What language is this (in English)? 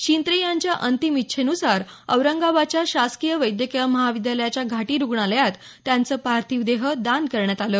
Marathi